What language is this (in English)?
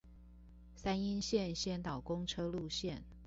Chinese